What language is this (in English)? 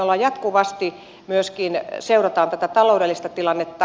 Finnish